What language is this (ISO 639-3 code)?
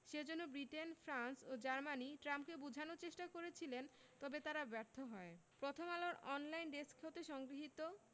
ben